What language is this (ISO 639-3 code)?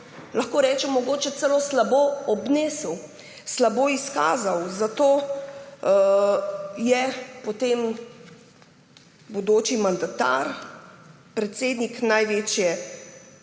slv